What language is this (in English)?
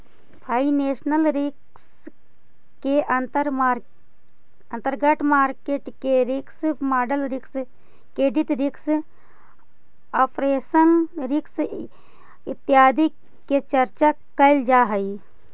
Magahi